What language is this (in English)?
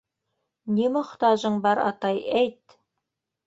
Bashkir